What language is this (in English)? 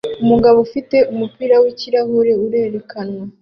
Kinyarwanda